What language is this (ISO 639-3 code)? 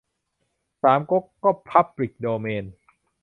tha